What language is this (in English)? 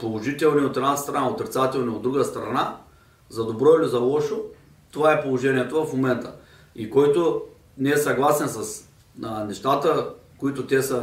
Bulgarian